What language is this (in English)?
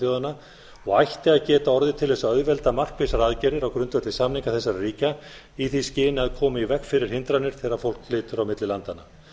Icelandic